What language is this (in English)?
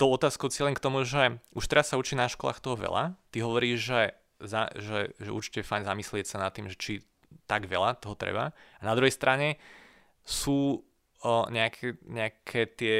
Slovak